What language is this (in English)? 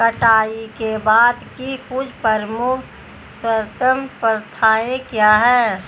Hindi